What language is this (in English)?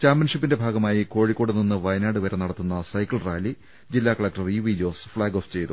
Malayalam